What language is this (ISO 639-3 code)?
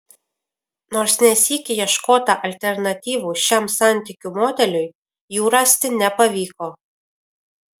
lit